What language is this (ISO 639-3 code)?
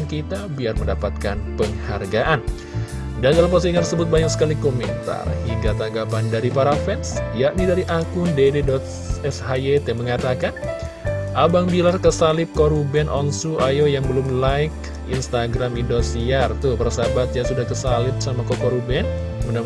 ind